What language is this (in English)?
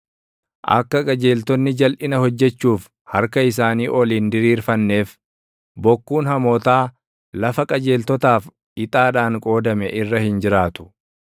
Oromo